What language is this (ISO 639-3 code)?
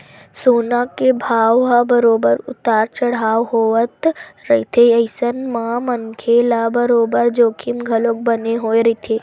hne